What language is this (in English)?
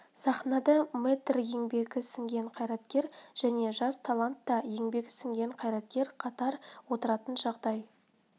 Kazakh